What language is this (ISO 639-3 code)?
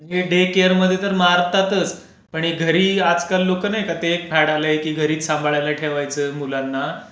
mar